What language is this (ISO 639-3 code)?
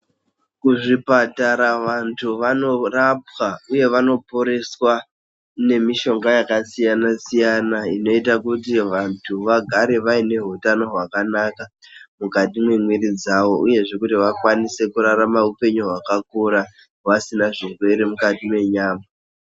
ndc